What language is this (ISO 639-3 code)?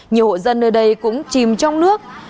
vie